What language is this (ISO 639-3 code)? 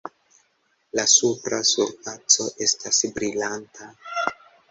epo